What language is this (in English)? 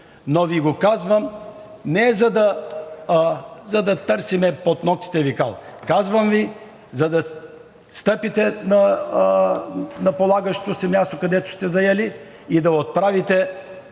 Bulgarian